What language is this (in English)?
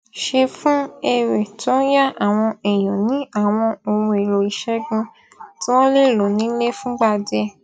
Yoruba